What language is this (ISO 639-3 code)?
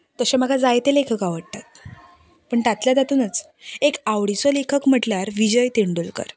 kok